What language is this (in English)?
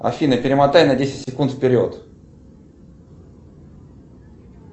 Russian